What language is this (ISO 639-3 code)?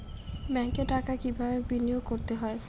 ben